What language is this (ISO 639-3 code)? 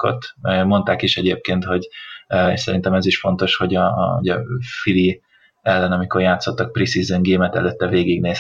hun